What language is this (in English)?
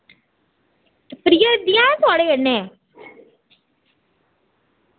Dogri